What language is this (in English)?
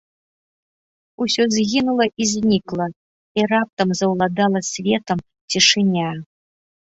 Belarusian